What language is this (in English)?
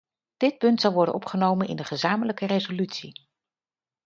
Dutch